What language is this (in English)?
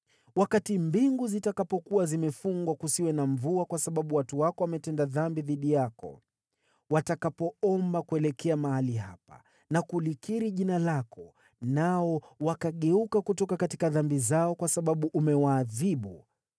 Swahili